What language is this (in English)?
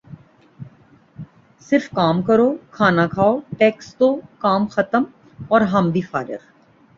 Urdu